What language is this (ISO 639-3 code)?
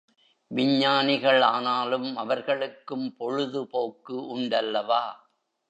tam